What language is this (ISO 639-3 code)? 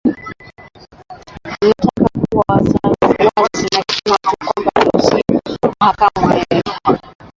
swa